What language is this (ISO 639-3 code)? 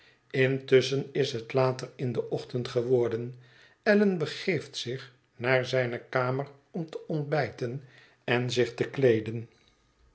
nld